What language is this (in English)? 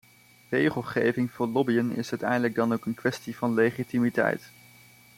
Dutch